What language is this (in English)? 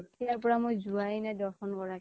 Assamese